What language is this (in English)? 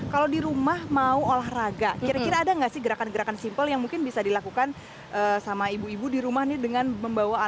Indonesian